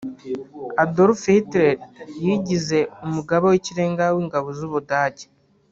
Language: Kinyarwanda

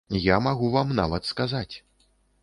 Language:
Belarusian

